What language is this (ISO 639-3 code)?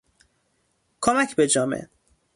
fas